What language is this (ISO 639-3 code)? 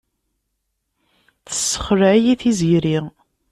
kab